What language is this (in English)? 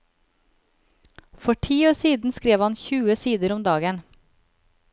Norwegian